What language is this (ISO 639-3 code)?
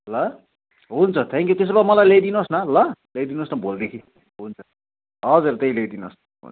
nep